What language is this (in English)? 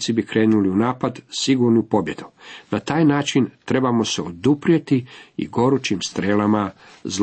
Croatian